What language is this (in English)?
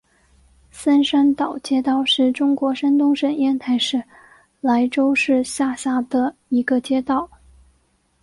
Chinese